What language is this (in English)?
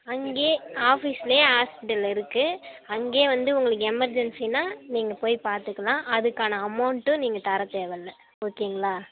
Tamil